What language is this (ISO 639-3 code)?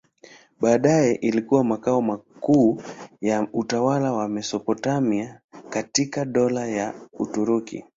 swa